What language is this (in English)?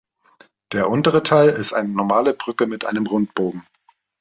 German